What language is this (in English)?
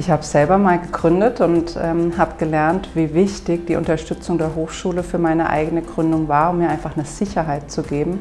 German